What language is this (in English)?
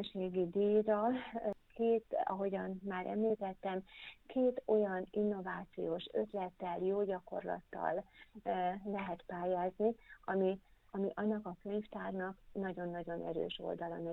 Hungarian